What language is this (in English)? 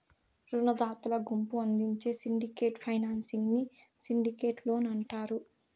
Telugu